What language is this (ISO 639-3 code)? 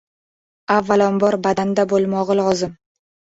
uzb